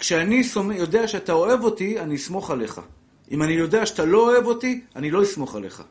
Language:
Hebrew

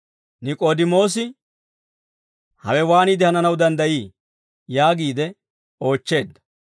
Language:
Dawro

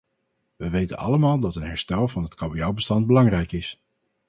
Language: Dutch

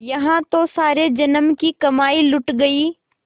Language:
Hindi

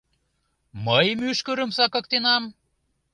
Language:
Mari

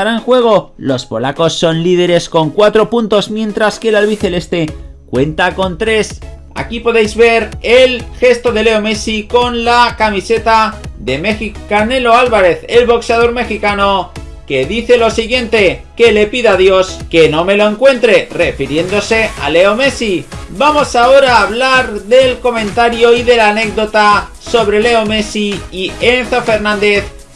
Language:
Spanish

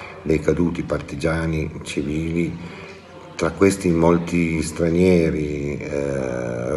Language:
Italian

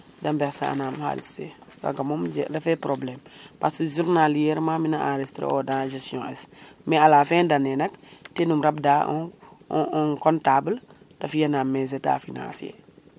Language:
Serer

